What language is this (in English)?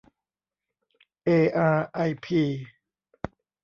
Thai